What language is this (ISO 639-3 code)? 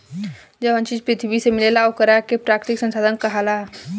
bho